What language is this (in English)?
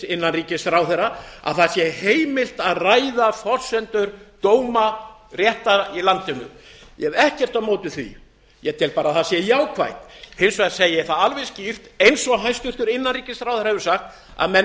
Icelandic